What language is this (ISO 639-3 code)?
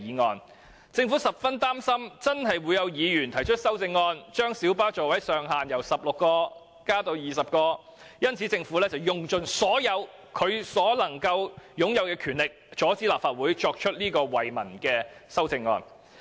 yue